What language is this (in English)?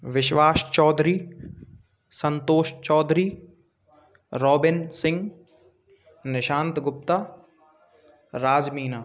Hindi